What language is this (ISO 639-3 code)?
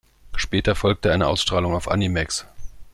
deu